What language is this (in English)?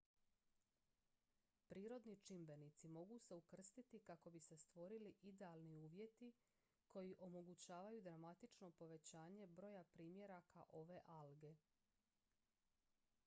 Croatian